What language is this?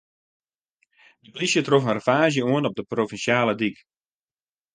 Western Frisian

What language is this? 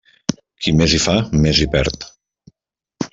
Catalan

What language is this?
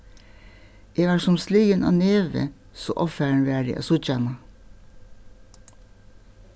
Faroese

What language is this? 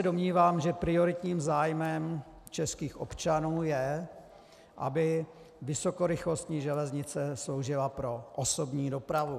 Czech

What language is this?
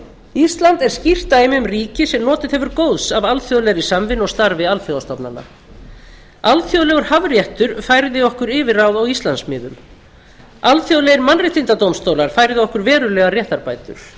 Icelandic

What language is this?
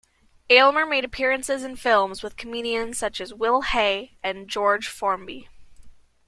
English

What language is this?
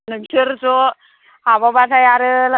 Bodo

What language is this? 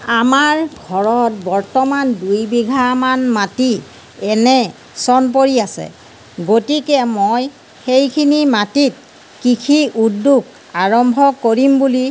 Assamese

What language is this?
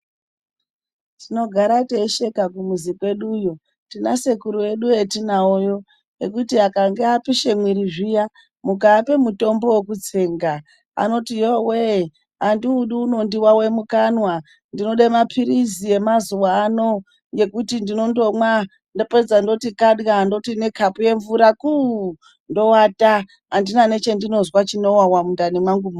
Ndau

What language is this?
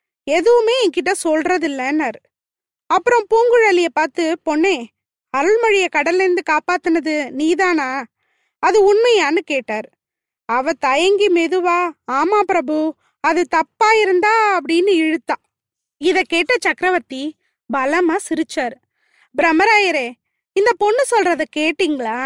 Tamil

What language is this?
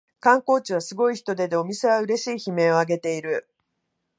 Japanese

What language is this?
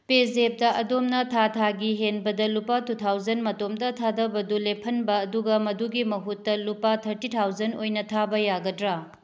Manipuri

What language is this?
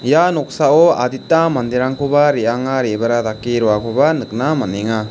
Garo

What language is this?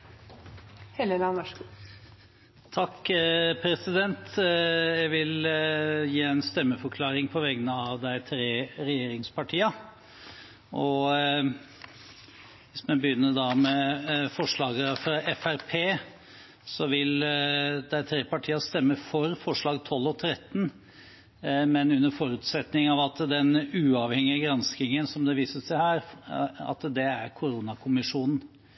Norwegian Bokmål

